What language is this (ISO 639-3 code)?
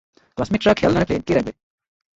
ben